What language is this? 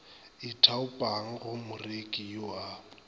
Northern Sotho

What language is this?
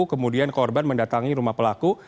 Indonesian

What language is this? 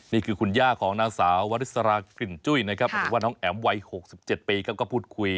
Thai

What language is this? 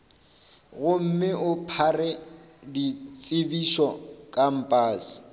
Northern Sotho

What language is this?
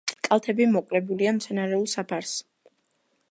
Georgian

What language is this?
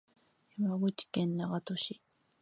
Japanese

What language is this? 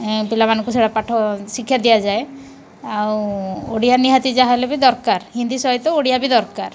Odia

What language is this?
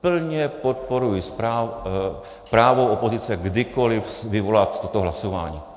Czech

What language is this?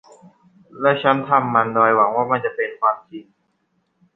Thai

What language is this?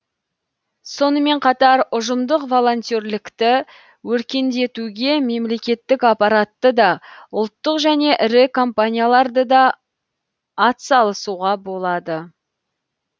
Kazakh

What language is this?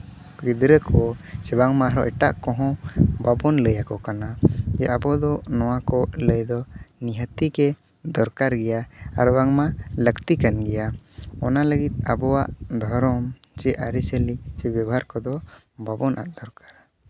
Santali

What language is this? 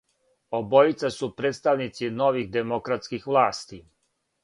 Serbian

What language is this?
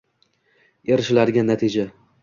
Uzbek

